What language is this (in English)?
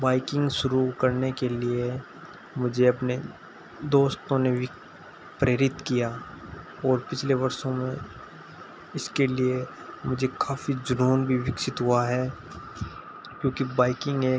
Hindi